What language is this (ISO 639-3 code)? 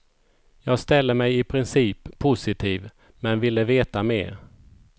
swe